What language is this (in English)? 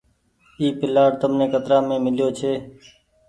Goaria